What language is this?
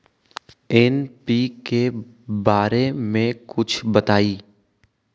Magahi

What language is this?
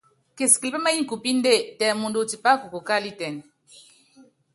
Yangben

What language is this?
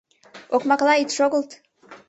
Mari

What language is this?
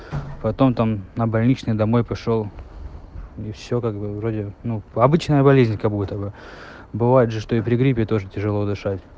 Russian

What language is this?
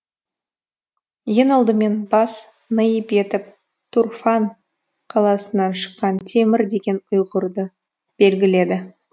Kazakh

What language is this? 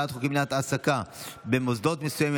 Hebrew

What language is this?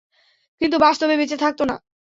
Bangla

